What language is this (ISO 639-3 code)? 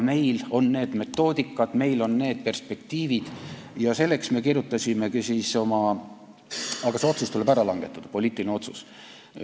est